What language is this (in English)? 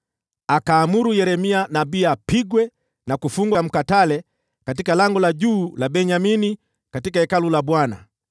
Swahili